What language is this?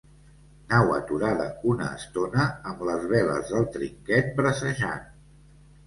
Catalan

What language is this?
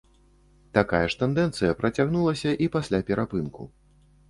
Belarusian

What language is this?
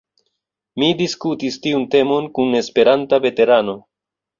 Esperanto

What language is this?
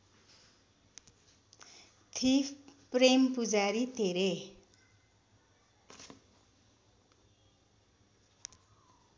Nepali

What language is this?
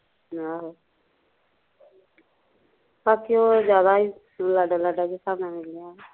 Punjabi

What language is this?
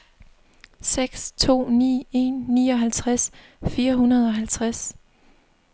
Danish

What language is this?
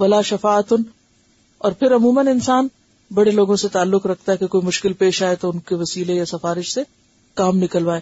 Urdu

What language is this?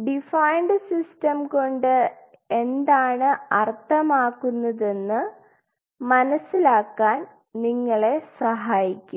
Malayalam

